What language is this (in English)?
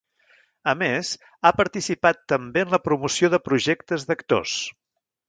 Catalan